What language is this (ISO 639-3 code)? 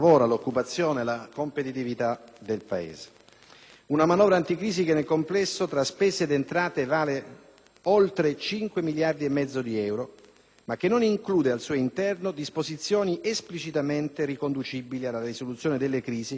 ita